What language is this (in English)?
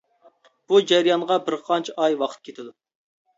Uyghur